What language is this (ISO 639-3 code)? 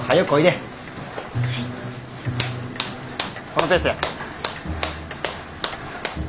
jpn